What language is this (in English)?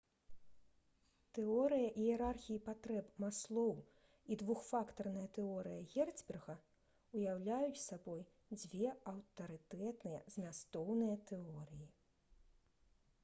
Belarusian